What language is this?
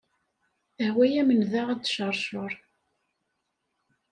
Kabyle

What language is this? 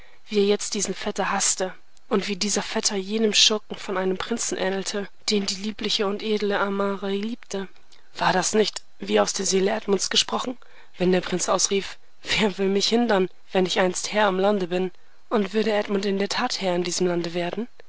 German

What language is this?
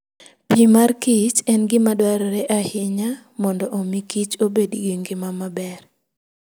Luo (Kenya and Tanzania)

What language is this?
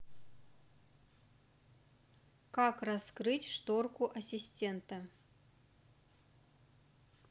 Russian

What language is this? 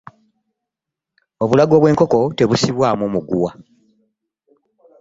Ganda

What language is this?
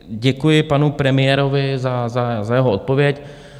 Czech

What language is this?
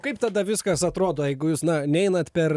Lithuanian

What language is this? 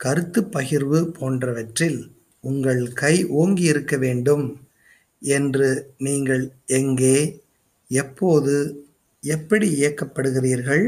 Tamil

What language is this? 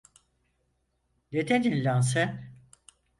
Turkish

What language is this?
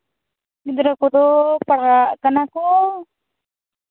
Santali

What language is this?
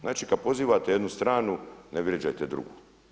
Croatian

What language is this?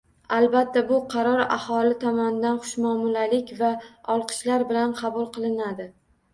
Uzbek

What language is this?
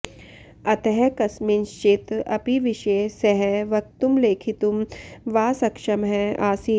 Sanskrit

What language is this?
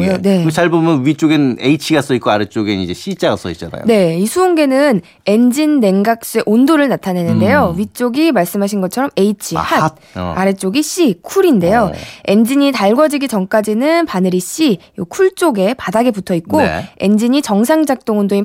Korean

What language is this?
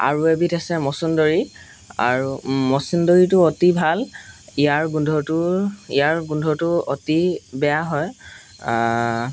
Assamese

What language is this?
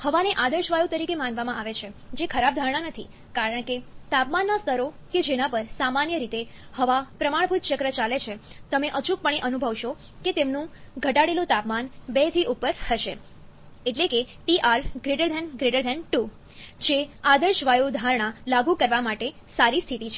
Gujarati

